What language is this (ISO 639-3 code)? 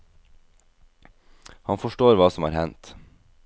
nor